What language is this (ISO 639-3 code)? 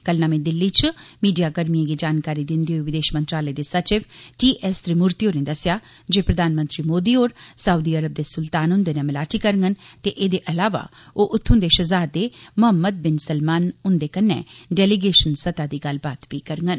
doi